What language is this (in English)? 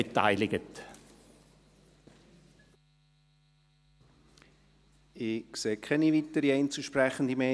Swiss German